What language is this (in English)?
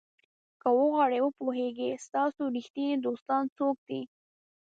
Pashto